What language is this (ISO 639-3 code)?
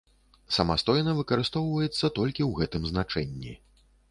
bel